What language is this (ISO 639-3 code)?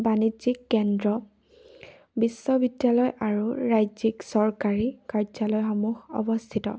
asm